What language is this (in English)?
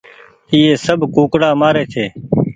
Goaria